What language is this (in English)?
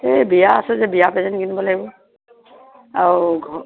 Assamese